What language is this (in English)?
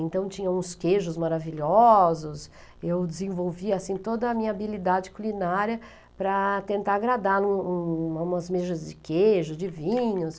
Portuguese